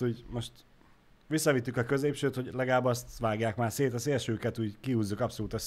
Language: Hungarian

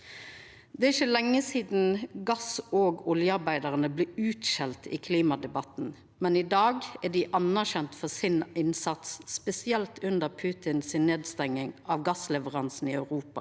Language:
Norwegian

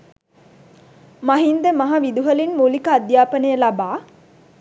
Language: Sinhala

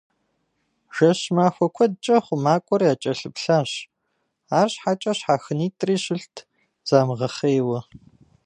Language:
Kabardian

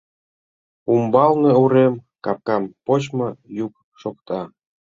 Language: Mari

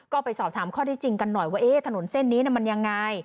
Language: Thai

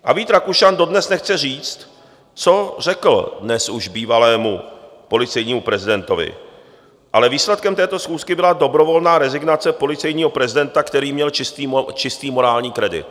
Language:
Czech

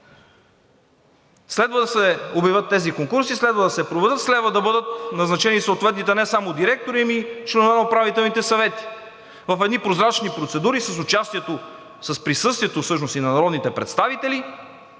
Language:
Bulgarian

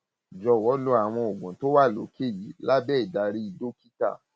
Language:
Yoruba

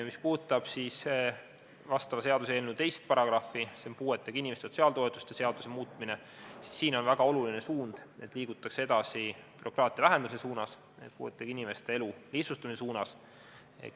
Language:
Estonian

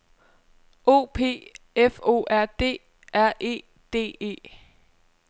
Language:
Danish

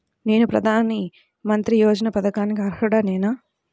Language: Telugu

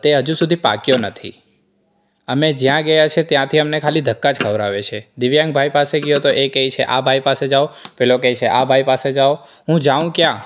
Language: Gujarati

